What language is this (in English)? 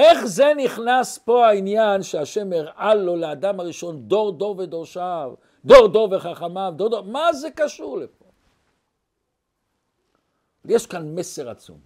Hebrew